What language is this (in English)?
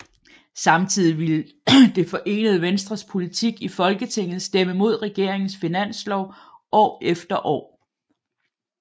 Danish